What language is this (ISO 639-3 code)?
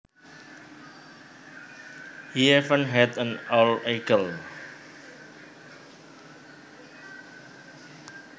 jav